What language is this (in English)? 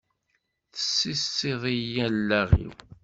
Kabyle